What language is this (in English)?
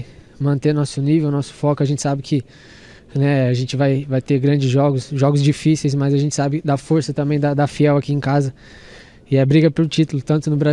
Portuguese